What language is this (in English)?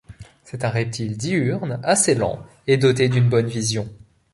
French